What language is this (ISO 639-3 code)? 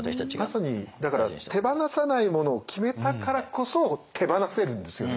jpn